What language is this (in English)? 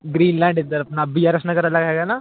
Punjabi